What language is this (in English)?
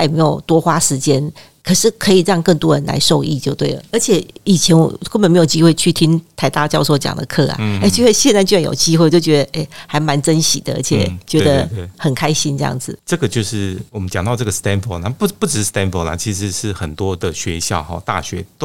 Chinese